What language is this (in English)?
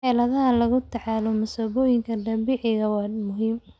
Somali